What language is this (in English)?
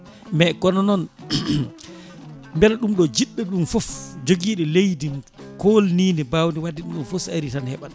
Fula